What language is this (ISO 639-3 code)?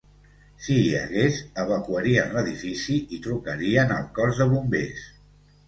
cat